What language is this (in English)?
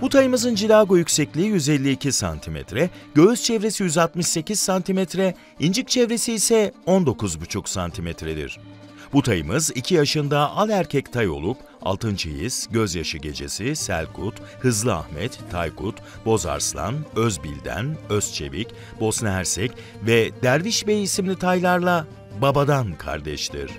Turkish